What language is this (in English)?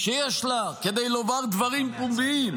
Hebrew